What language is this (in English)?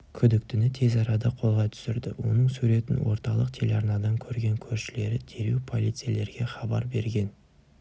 Kazakh